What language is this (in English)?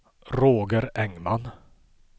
Swedish